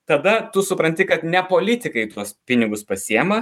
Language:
Lithuanian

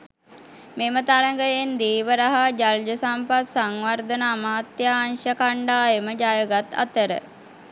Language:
Sinhala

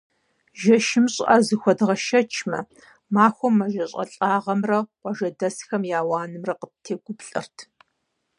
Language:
Kabardian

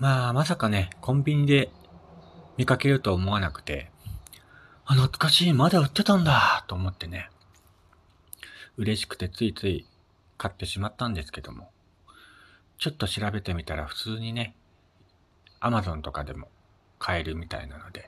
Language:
Japanese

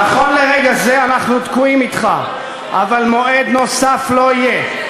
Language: Hebrew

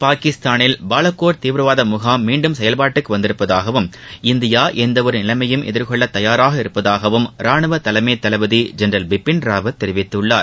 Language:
Tamil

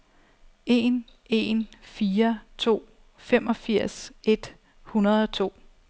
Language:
Danish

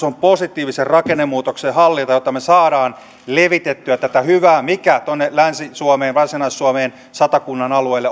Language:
Finnish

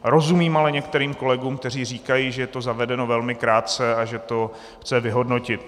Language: Czech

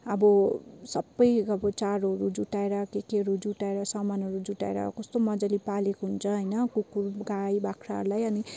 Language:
Nepali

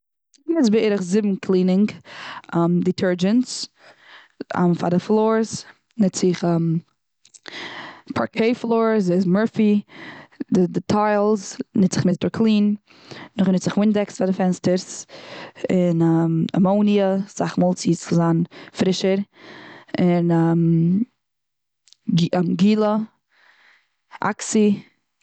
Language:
Yiddish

